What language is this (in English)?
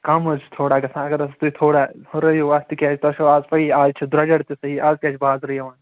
Kashmiri